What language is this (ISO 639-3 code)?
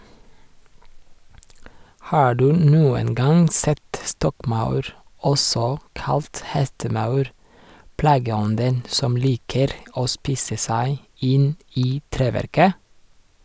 nor